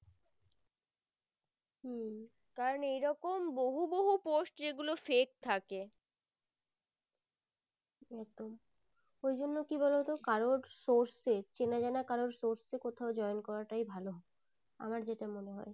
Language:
Bangla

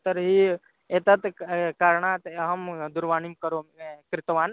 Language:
Sanskrit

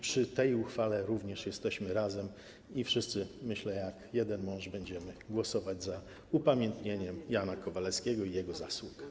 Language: Polish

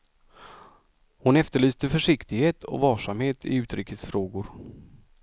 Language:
Swedish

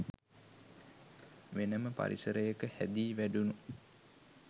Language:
Sinhala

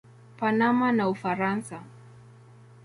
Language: Swahili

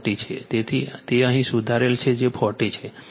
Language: Gujarati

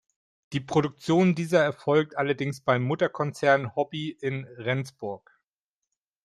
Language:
German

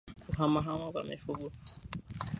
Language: Swahili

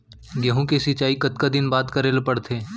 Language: Chhattisgarhi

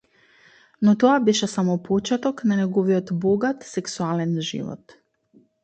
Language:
Macedonian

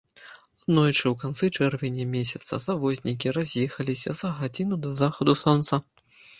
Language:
Belarusian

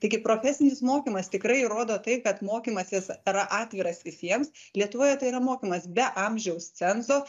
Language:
Lithuanian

